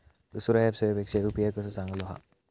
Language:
Marathi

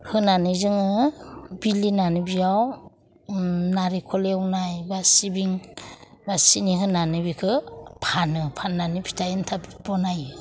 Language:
Bodo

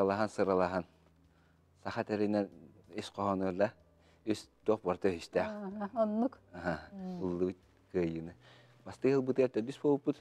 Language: Turkish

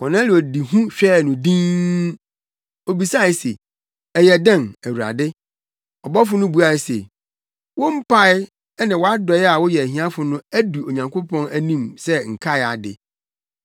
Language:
Akan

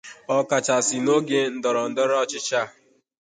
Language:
Igbo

